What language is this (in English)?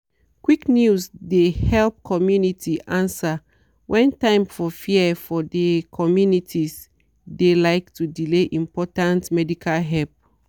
Nigerian Pidgin